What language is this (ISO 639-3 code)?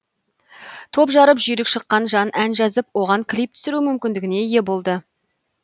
kaz